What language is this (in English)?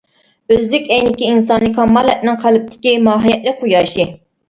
Uyghur